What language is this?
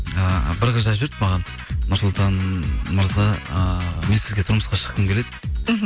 Kazakh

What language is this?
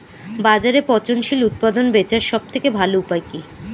Bangla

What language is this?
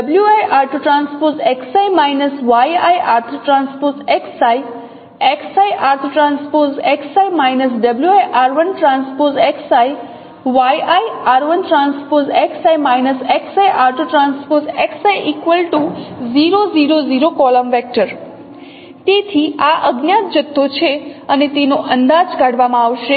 Gujarati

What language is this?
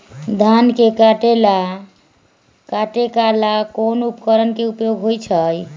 Magahi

